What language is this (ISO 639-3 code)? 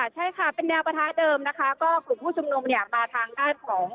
tha